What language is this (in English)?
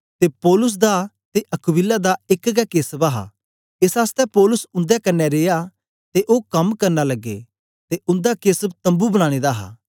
Dogri